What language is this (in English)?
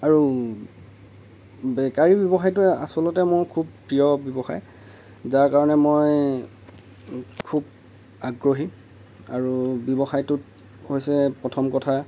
Assamese